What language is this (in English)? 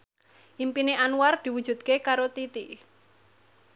Javanese